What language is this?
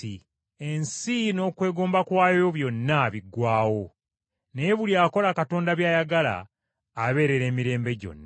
Ganda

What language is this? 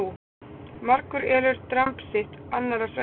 Icelandic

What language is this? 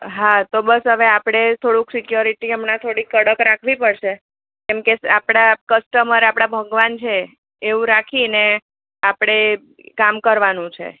Gujarati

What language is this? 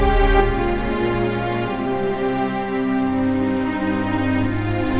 Indonesian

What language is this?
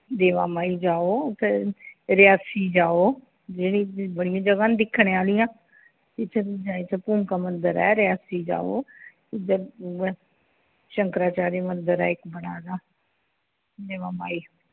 Dogri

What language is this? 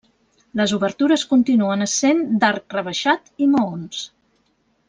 Catalan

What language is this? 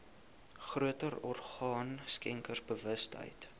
Afrikaans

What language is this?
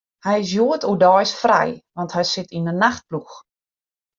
Western Frisian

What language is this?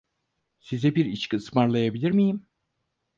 Turkish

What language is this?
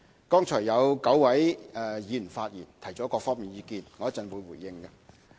Cantonese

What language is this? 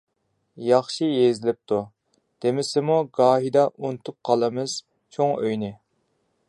Uyghur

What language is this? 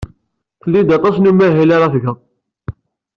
Kabyle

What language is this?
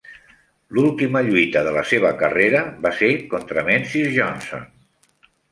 Catalan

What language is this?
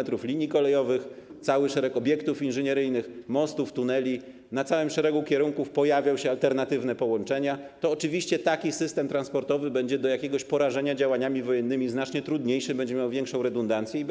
Polish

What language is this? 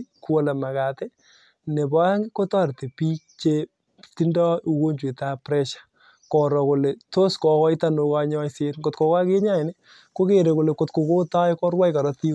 Kalenjin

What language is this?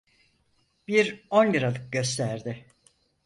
Turkish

